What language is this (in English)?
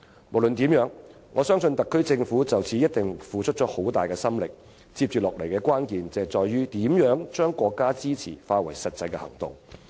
Cantonese